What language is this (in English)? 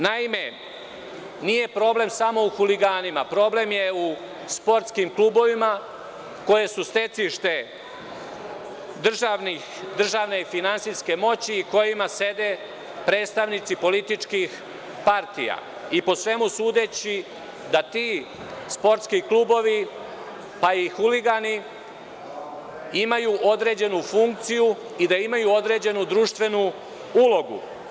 Serbian